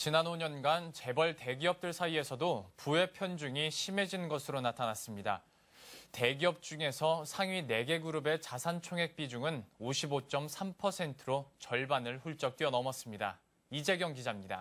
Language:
Korean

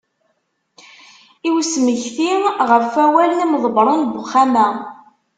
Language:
Kabyle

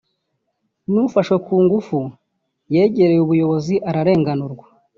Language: Kinyarwanda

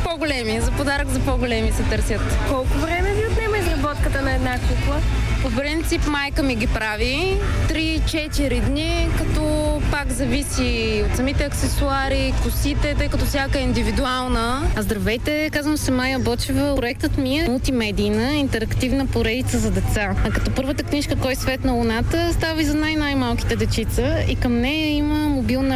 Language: Bulgarian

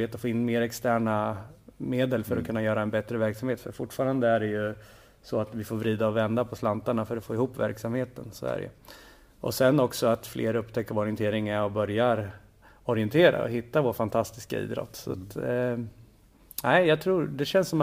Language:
Swedish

